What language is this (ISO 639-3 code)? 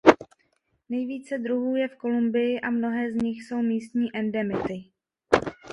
ces